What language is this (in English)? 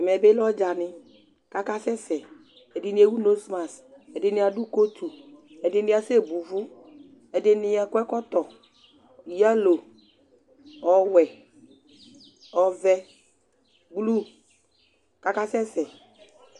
Ikposo